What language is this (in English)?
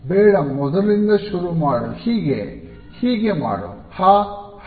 Kannada